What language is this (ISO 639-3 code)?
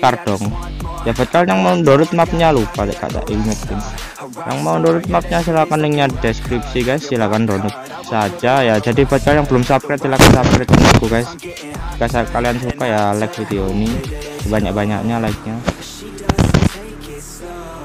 ind